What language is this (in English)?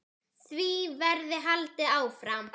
Icelandic